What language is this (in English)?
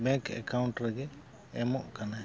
Santali